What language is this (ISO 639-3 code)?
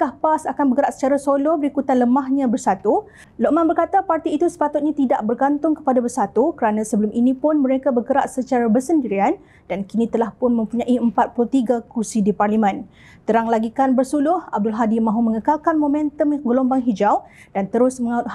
msa